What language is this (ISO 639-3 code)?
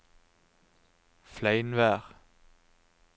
nor